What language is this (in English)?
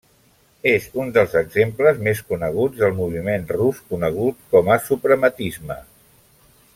Catalan